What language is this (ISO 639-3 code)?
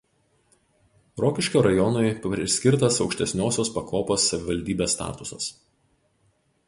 lit